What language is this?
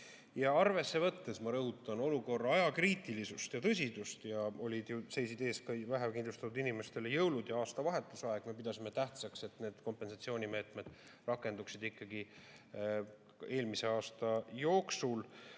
Estonian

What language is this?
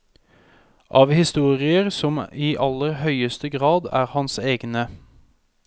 Norwegian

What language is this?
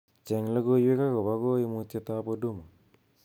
Kalenjin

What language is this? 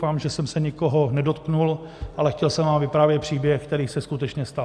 Czech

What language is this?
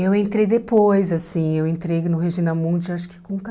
Portuguese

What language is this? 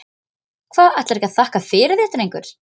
Icelandic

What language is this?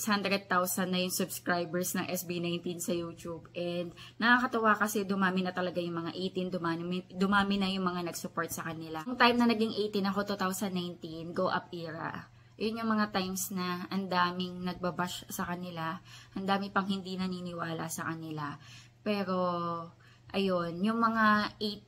Filipino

